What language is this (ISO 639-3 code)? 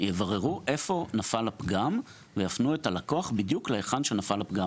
heb